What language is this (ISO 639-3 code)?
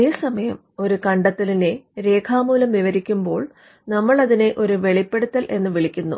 mal